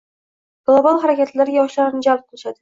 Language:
Uzbek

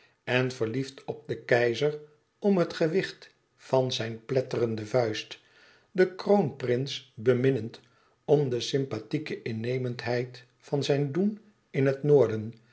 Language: Dutch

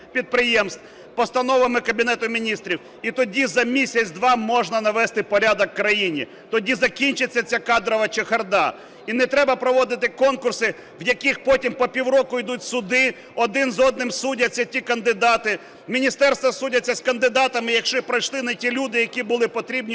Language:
Ukrainian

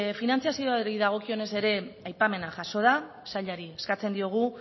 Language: Basque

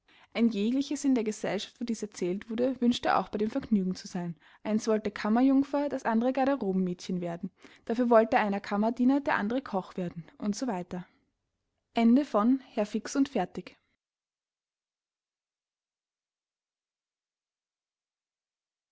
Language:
German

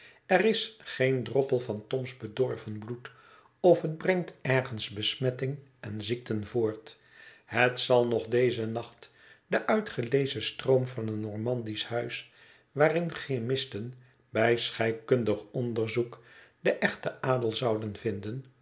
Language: Dutch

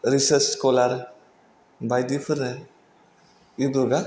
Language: Bodo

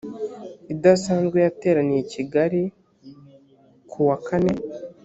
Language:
Kinyarwanda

